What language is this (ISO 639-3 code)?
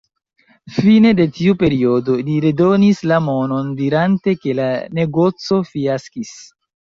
epo